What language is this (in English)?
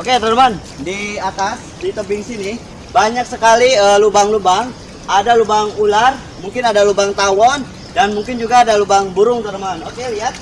Indonesian